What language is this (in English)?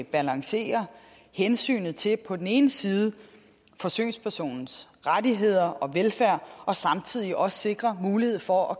Danish